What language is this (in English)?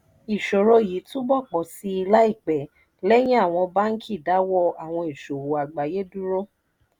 Yoruba